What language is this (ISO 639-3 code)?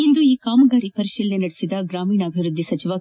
kan